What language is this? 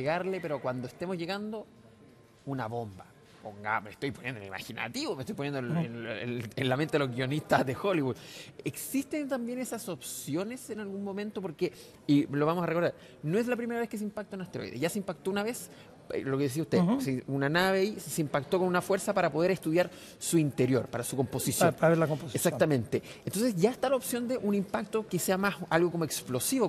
Spanish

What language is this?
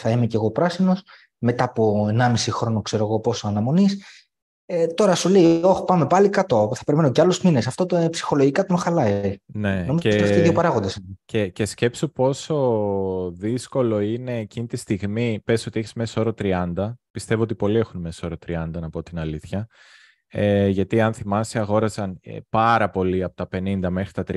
Greek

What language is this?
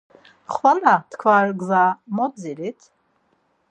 Laz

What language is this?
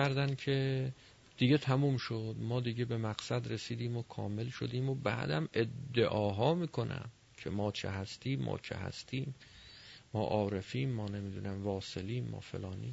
Persian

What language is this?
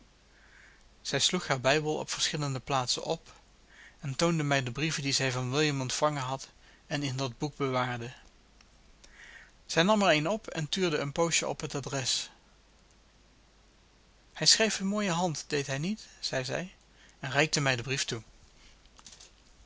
Dutch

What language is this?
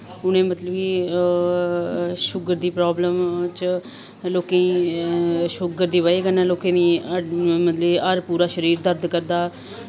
Dogri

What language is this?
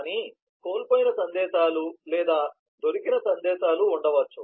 Telugu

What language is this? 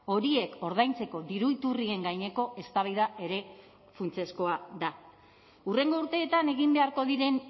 Basque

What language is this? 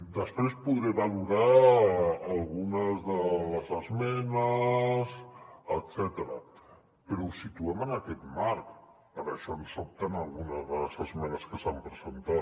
Catalan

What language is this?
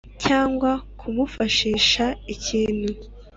Kinyarwanda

